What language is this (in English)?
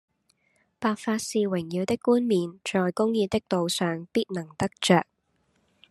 Cantonese